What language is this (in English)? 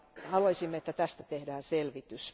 Finnish